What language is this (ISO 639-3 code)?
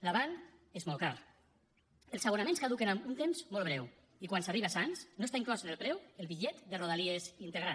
cat